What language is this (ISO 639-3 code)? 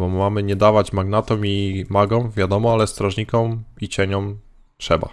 pol